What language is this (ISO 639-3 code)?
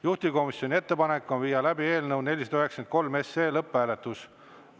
est